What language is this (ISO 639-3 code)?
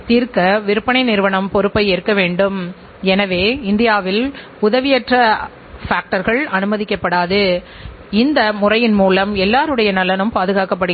tam